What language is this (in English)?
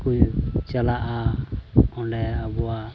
Santali